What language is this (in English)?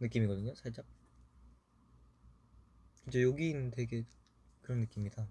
Korean